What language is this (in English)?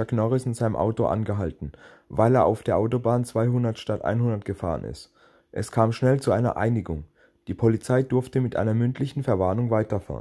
German